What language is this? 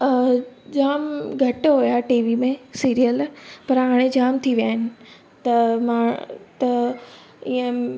Sindhi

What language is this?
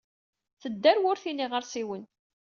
Kabyle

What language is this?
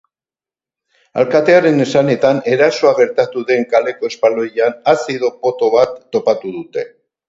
Basque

